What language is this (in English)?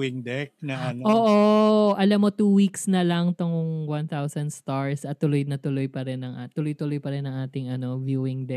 Filipino